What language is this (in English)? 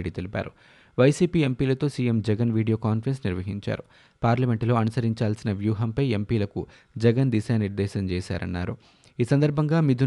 Telugu